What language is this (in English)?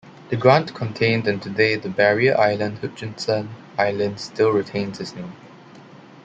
English